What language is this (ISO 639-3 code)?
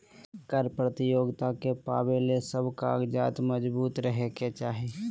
mag